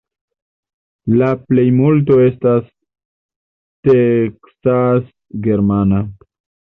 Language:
Esperanto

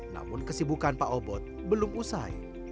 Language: Indonesian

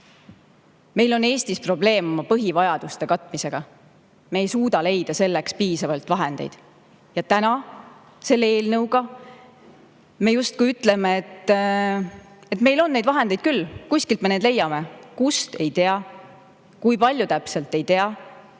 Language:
Estonian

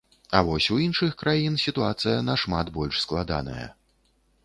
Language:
Belarusian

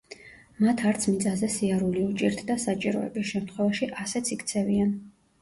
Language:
Georgian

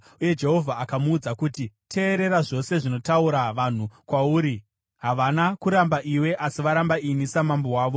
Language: Shona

